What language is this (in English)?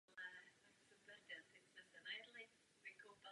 Czech